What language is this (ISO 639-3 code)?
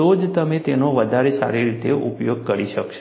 guj